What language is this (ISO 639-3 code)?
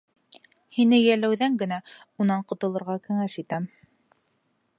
bak